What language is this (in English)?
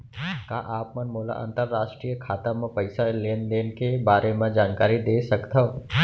Chhattisgarhi